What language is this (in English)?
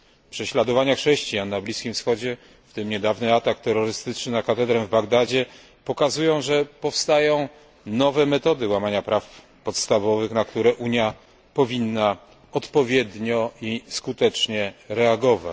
Polish